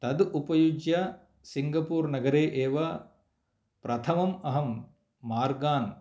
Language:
Sanskrit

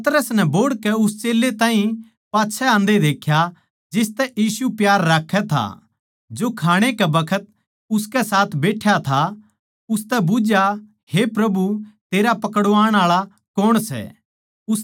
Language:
Haryanvi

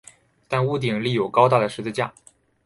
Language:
Chinese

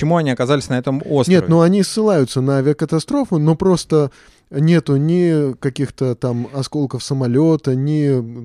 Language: Russian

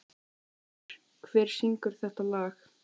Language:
Icelandic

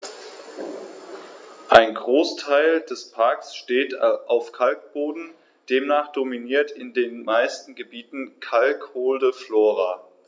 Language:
German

